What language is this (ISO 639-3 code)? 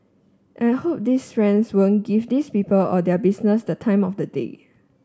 eng